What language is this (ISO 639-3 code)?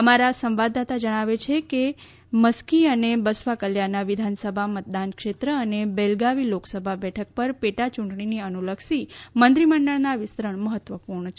guj